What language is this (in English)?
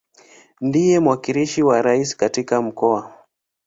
Swahili